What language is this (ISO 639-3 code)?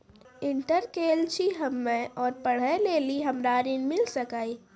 mai